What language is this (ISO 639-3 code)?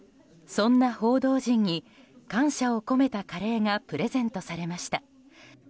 jpn